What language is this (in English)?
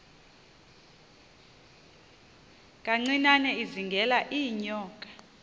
Xhosa